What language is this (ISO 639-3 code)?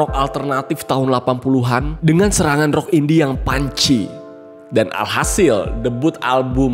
ind